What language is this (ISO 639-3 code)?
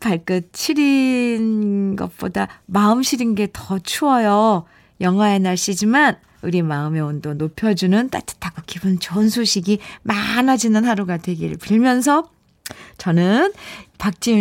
kor